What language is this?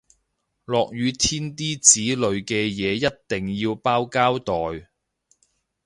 Cantonese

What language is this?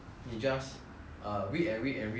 English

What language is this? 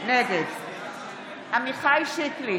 Hebrew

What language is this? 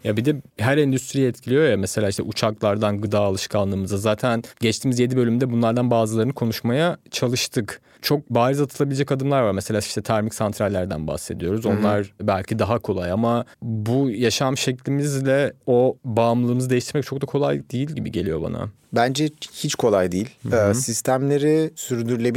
Turkish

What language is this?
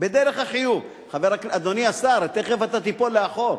Hebrew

